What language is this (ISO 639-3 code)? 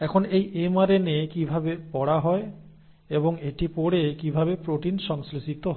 ben